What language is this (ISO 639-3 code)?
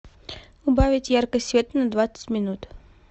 rus